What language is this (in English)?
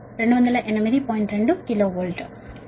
Telugu